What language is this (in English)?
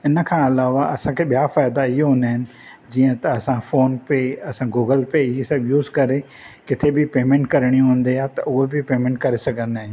Sindhi